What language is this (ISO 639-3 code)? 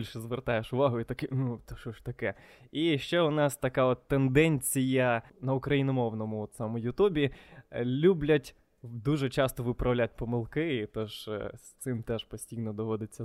ukr